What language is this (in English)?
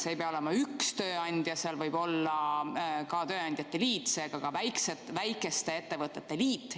Estonian